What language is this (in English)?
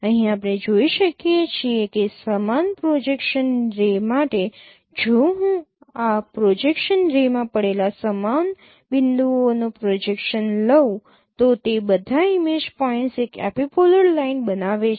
Gujarati